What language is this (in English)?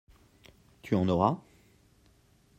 French